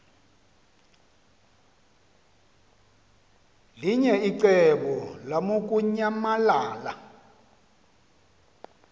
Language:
Xhosa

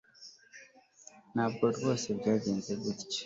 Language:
Kinyarwanda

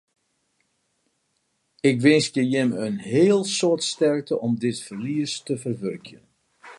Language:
Western Frisian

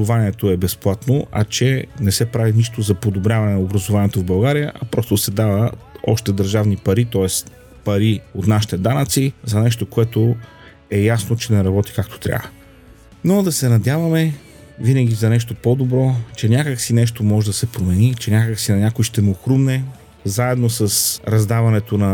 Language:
Bulgarian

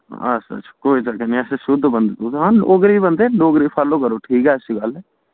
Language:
Dogri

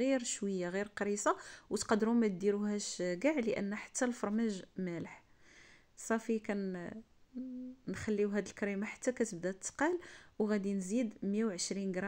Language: Arabic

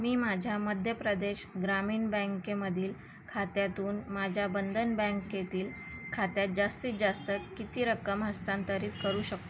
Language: Marathi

